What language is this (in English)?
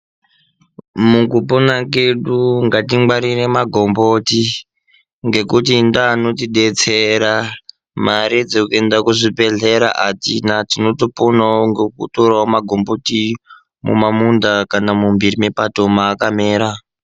Ndau